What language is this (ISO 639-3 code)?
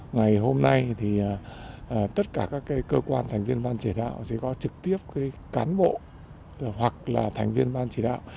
vie